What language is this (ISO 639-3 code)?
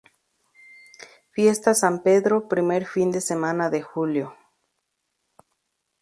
spa